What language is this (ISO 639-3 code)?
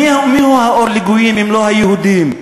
heb